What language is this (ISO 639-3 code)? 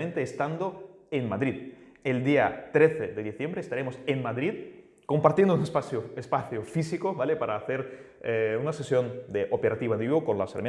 spa